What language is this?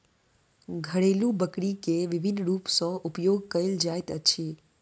Maithili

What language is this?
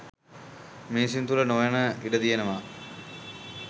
Sinhala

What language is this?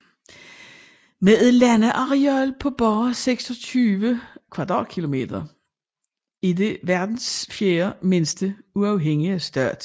Danish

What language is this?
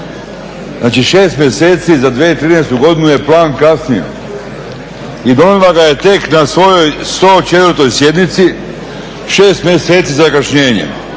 Croatian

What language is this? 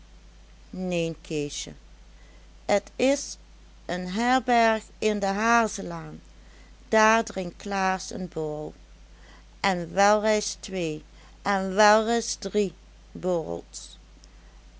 Dutch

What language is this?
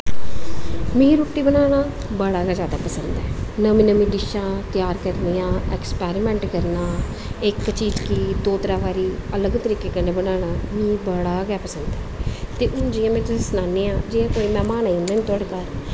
Dogri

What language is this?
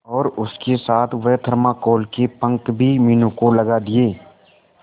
Hindi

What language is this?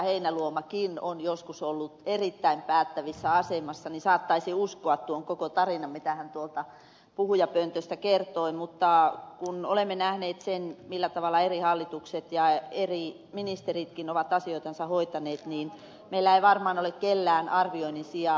Finnish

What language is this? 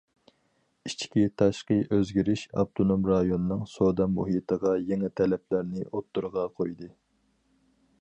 Uyghur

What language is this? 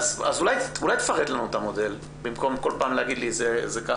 Hebrew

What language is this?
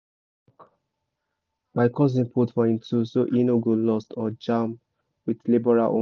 Nigerian Pidgin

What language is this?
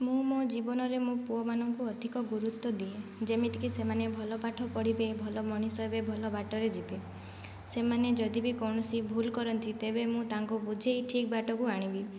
Odia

